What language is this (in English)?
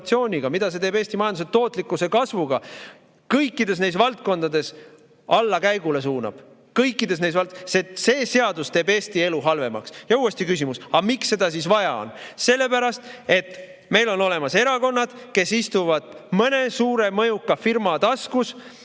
Estonian